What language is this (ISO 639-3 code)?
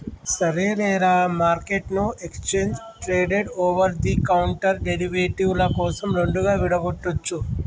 tel